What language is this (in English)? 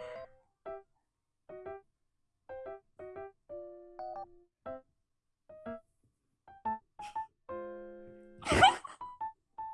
Korean